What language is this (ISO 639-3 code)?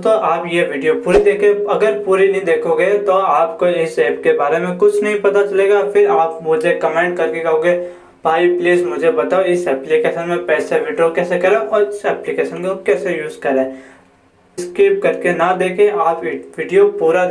hin